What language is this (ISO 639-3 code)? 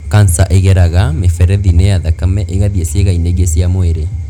kik